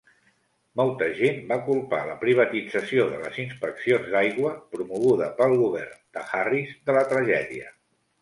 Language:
Catalan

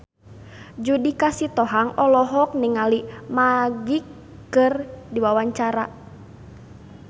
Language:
Sundanese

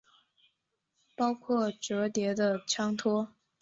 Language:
Chinese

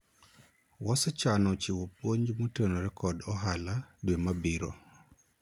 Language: Luo (Kenya and Tanzania)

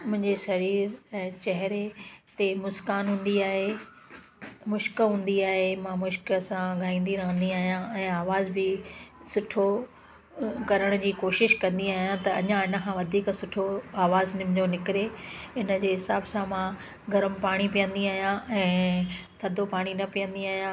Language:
Sindhi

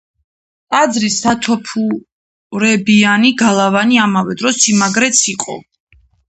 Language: Georgian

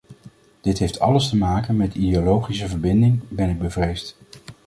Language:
Dutch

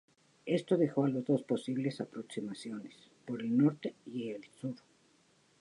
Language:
Spanish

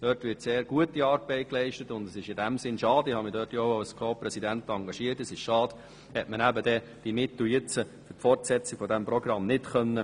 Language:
Swiss German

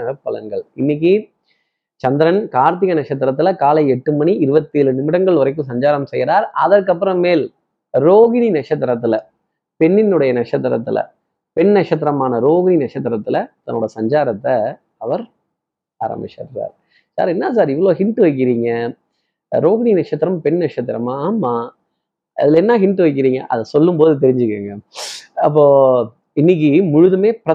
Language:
Tamil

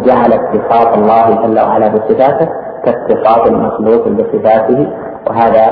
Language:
Arabic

